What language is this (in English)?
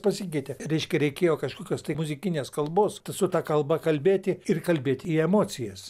Lithuanian